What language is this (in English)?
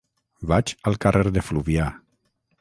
Catalan